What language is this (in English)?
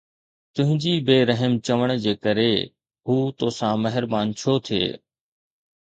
Sindhi